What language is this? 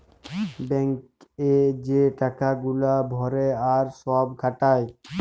Bangla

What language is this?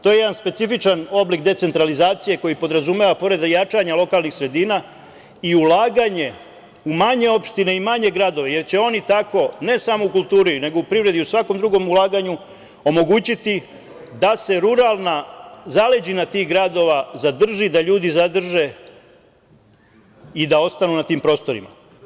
Serbian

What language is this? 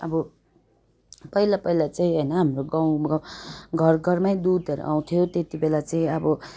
Nepali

